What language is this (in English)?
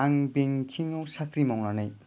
Bodo